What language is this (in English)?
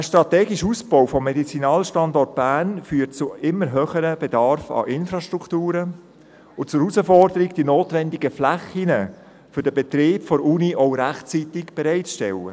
Swiss German